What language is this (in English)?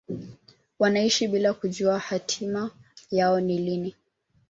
Swahili